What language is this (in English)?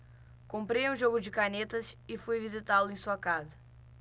Portuguese